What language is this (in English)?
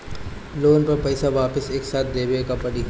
Bhojpuri